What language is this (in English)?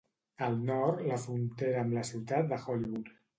Catalan